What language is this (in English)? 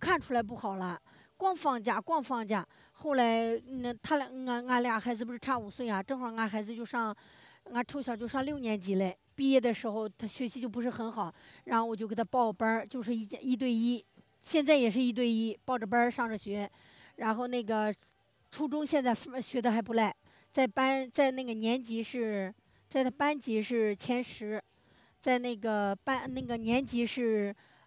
Chinese